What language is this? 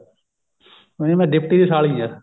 Punjabi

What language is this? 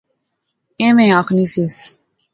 Pahari-Potwari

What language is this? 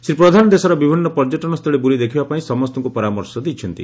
Odia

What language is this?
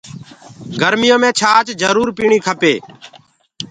Gurgula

